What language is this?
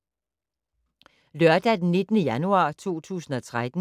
Danish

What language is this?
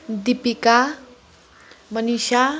Nepali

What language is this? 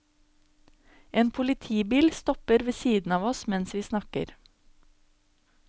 Norwegian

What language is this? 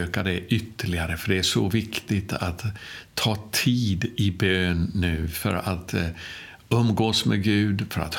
Swedish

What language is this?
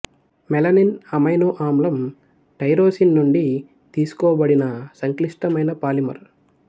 Telugu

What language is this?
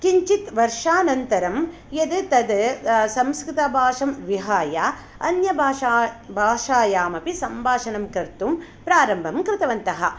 Sanskrit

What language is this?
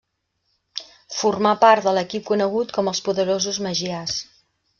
Catalan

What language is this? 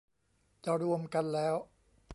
Thai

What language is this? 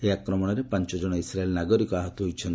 Odia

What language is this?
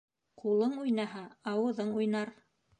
Bashkir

